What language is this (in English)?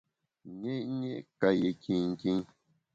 Bamun